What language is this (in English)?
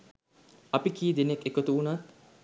Sinhala